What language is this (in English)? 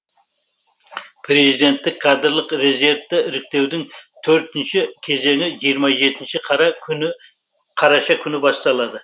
Kazakh